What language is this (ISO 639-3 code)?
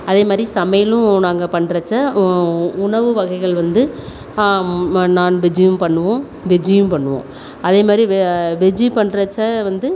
tam